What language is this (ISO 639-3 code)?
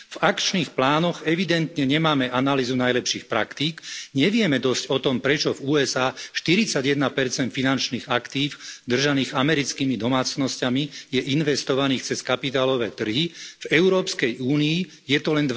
slk